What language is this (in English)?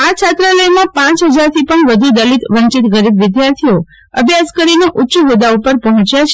Gujarati